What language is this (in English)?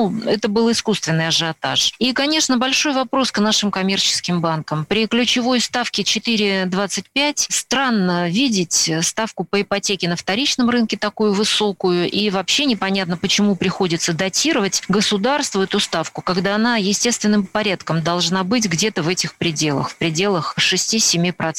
Russian